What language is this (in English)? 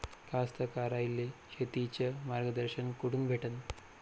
Marathi